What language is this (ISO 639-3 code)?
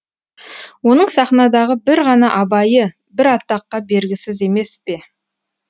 kaz